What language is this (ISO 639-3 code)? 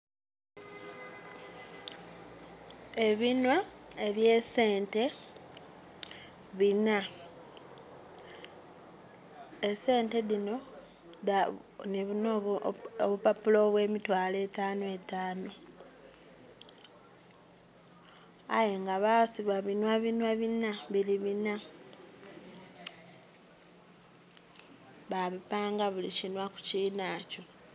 xog